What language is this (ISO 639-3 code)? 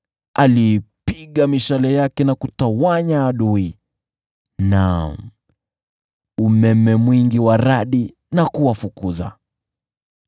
swa